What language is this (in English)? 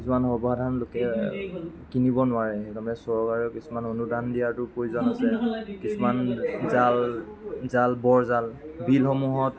Assamese